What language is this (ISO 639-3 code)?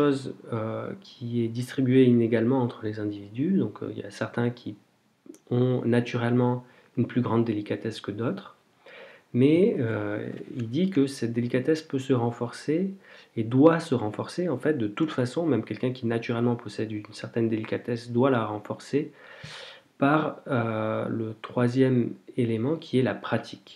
fra